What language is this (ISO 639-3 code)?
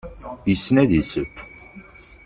kab